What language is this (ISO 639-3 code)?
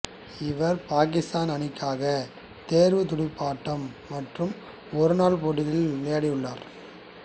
tam